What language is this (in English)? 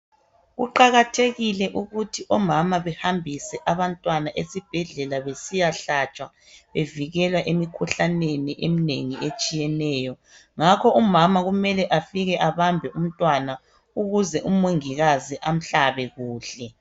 North Ndebele